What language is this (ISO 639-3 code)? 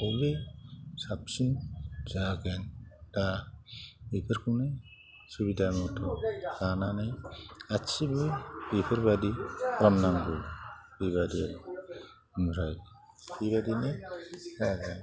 brx